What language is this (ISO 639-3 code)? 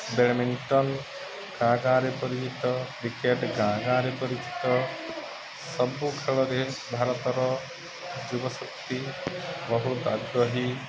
ori